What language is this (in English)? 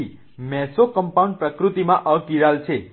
Gujarati